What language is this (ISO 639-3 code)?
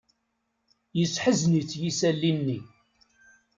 kab